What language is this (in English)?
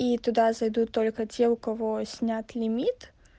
Russian